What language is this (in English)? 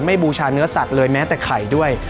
Thai